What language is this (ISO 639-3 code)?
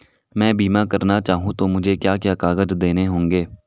hin